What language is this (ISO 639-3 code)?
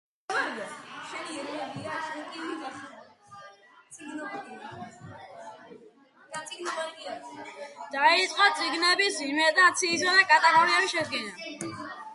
kat